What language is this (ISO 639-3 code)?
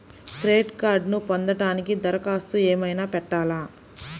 tel